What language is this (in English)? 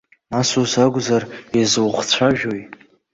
Abkhazian